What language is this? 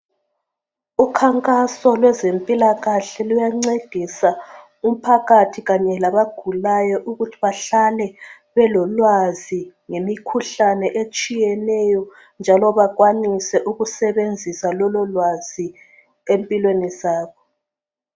North Ndebele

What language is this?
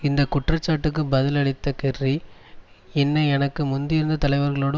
Tamil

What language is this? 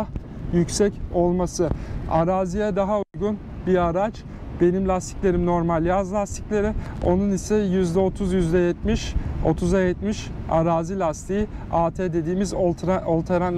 Turkish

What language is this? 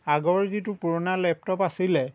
Assamese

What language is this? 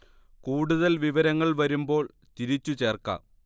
Malayalam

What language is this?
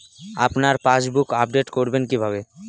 Bangla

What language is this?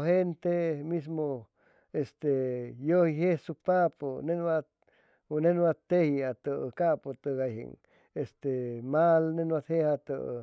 Chimalapa Zoque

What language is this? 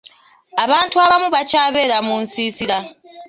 Ganda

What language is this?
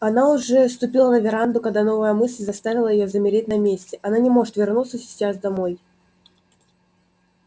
Russian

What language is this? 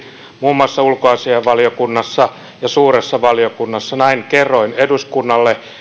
Finnish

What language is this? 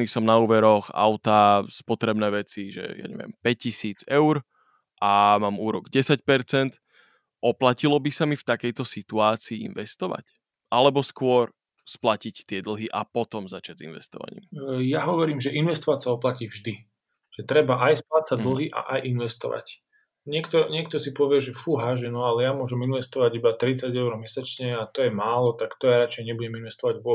Slovak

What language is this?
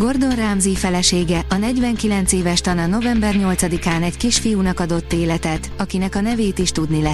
Hungarian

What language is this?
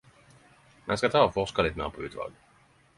Norwegian Nynorsk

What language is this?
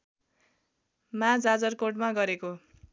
Nepali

